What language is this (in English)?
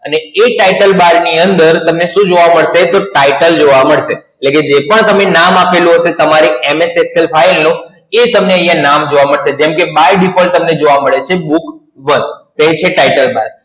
Gujarati